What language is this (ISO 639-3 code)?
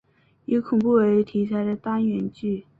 zho